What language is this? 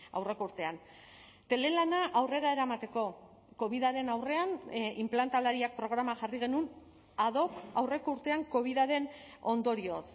Basque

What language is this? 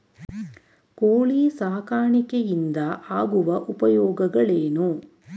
Kannada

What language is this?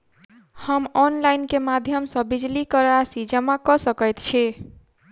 Maithili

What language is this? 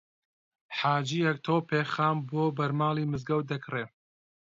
Central Kurdish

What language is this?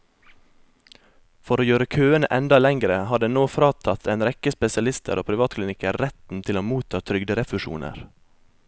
Norwegian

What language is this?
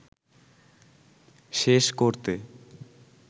Bangla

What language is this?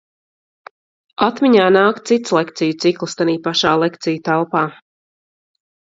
Latvian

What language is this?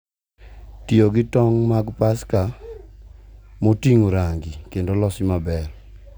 Luo (Kenya and Tanzania)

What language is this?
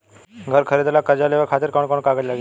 Bhojpuri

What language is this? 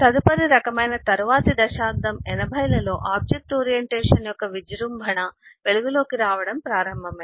Telugu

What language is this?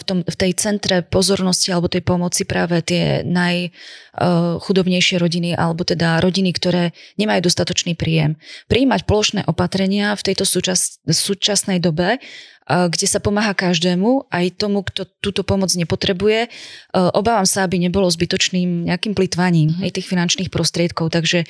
Slovak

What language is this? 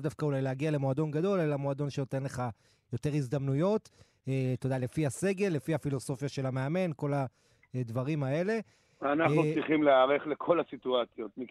Hebrew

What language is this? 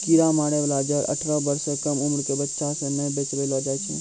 Maithili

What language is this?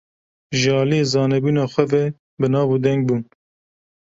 Kurdish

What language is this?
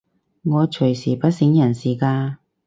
Cantonese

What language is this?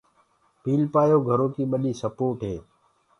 Gurgula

